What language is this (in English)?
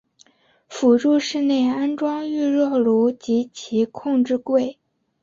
Chinese